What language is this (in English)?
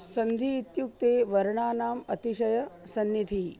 Sanskrit